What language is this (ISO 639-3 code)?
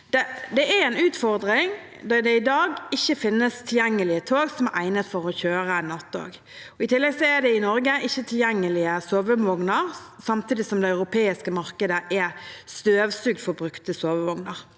nor